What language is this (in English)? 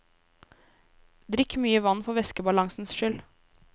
Norwegian